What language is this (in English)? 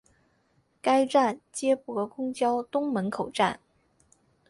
Chinese